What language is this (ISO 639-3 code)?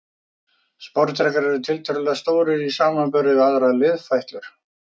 isl